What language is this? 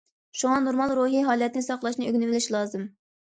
Uyghur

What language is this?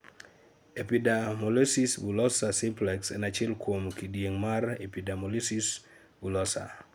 Luo (Kenya and Tanzania)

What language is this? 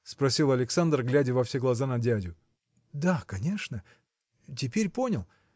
Russian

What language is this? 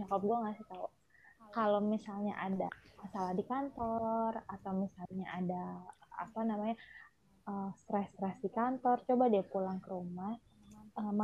Indonesian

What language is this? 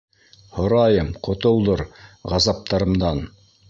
Bashkir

